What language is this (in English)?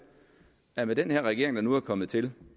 Danish